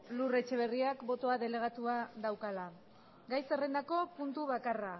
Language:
Basque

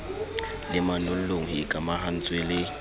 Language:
Southern Sotho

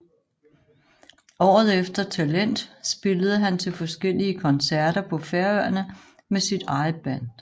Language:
Danish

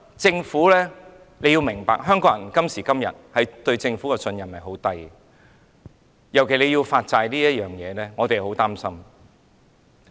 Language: Cantonese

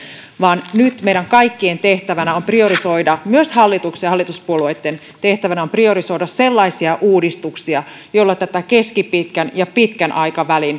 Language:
Finnish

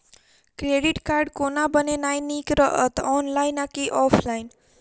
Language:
Maithili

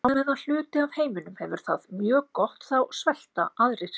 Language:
Icelandic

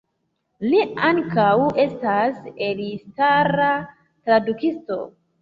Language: Esperanto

